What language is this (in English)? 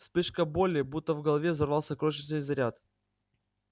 Russian